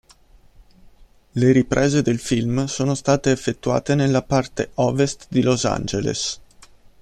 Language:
Italian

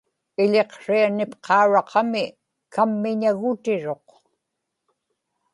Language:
Inupiaq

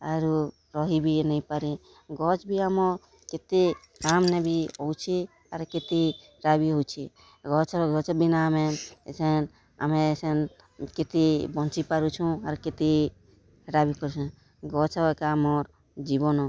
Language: Odia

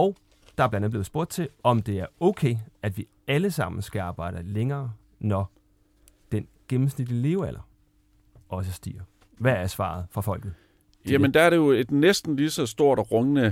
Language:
Danish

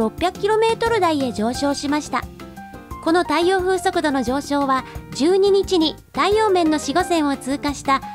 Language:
Japanese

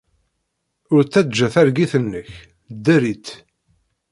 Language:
Kabyle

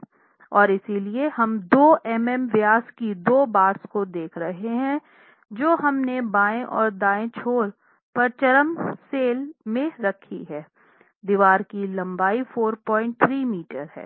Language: Hindi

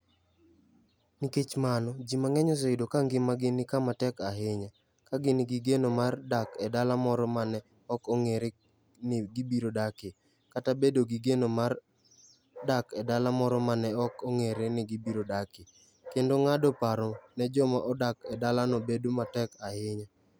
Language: Luo (Kenya and Tanzania)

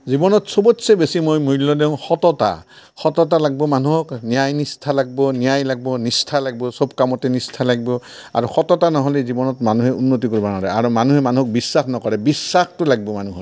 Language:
Assamese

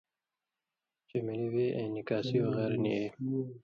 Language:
Indus Kohistani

